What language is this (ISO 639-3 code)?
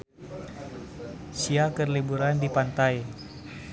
sun